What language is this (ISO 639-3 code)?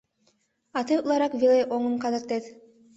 chm